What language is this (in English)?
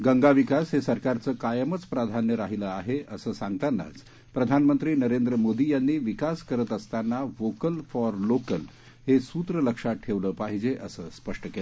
Marathi